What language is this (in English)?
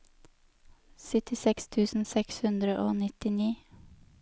Norwegian